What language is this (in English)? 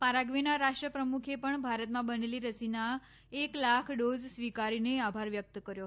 Gujarati